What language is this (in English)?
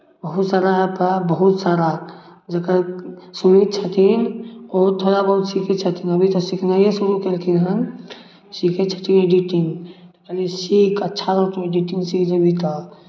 Maithili